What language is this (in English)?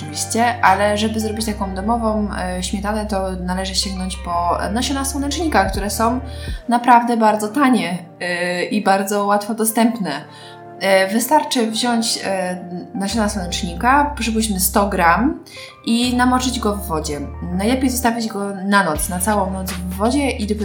Polish